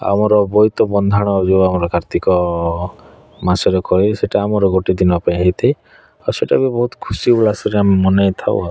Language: Odia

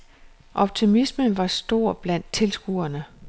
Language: Danish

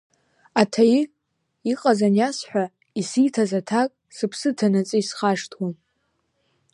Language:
Abkhazian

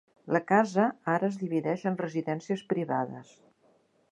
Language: Catalan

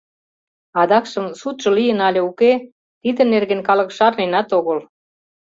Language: Mari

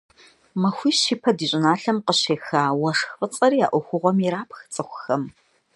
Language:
Kabardian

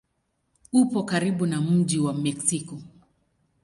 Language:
Swahili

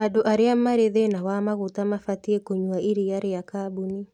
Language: Kikuyu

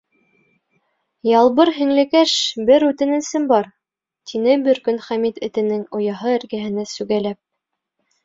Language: Bashkir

